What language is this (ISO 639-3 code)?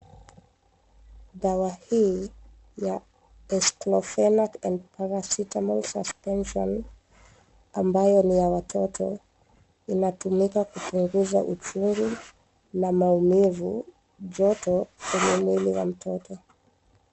swa